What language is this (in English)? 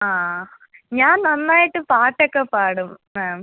Malayalam